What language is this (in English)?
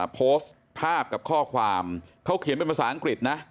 Thai